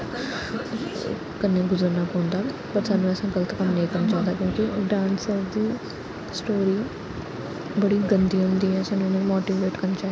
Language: Dogri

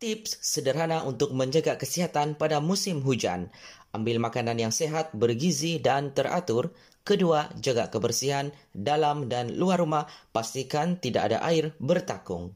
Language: Malay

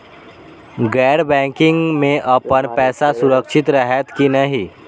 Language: Maithili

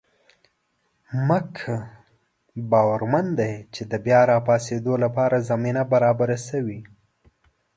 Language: Pashto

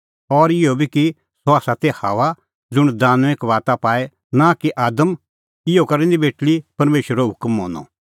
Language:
Kullu Pahari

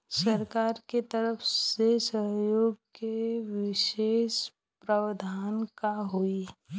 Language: Bhojpuri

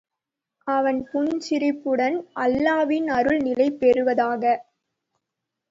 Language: Tamil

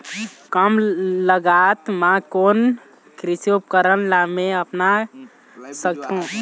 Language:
Chhattisgarhi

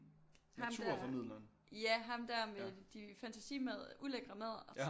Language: Danish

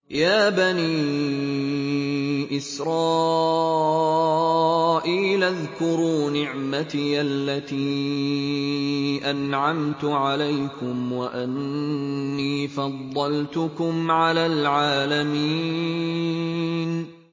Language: Arabic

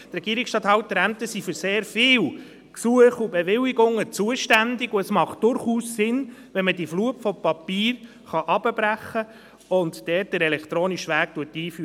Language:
Swiss German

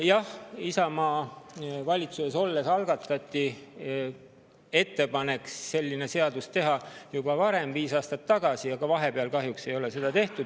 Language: Estonian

